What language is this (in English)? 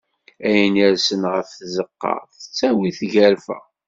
Kabyle